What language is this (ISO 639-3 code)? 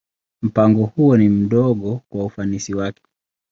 swa